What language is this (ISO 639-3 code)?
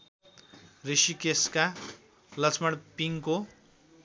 nep